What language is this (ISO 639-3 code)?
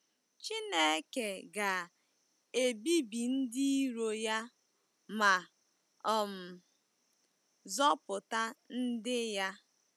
ibo